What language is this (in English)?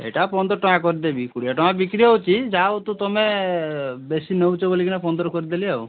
Odia